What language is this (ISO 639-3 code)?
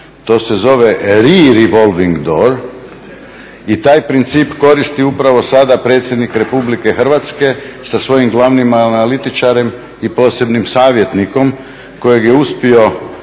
hrv